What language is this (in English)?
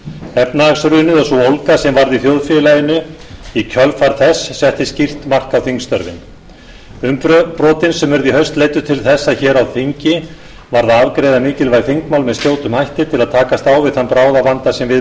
Icelandic